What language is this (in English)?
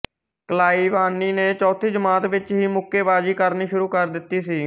Punjabi